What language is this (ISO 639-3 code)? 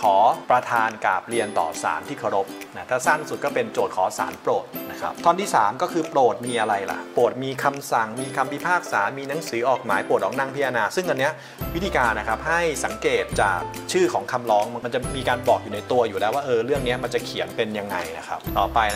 tha